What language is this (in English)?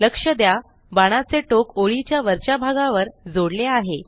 Marathi